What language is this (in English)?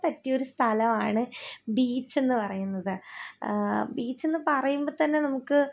Malayalam